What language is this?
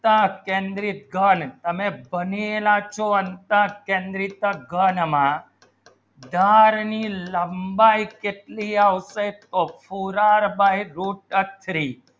Gujarati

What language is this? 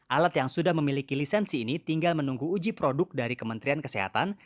Indonesian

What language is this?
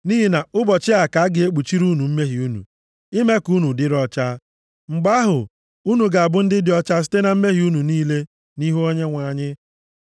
Igbo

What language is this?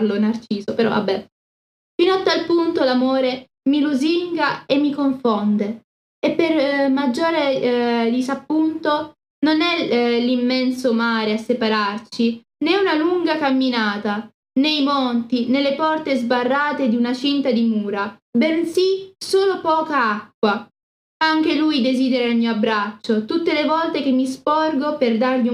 Italian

